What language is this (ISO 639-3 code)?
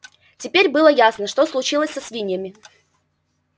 rus